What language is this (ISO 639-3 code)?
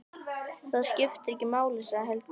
isl